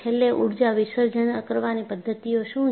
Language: Gujarati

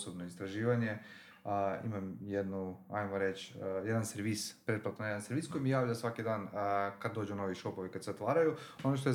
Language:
Croatian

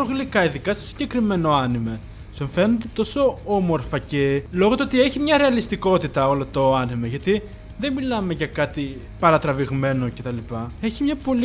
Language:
Greek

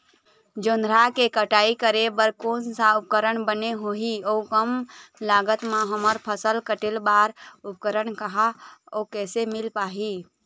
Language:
Chhattisgarhi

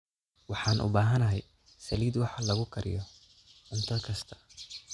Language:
Somali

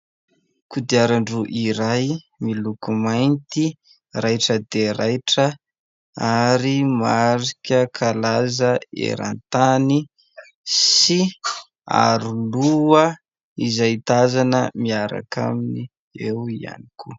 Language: Malagasy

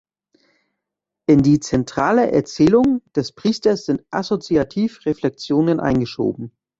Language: German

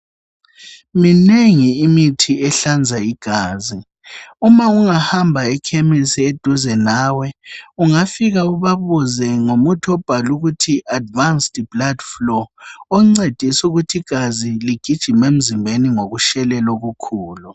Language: North Ndebele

